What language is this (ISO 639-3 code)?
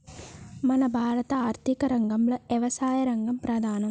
tel